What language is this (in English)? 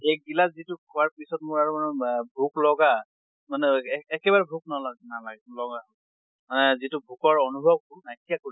Assamese